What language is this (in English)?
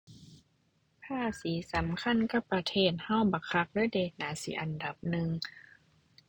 Thai